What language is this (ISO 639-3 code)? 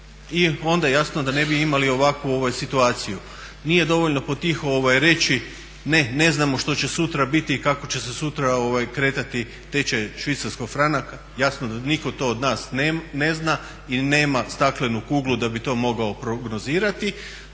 hrv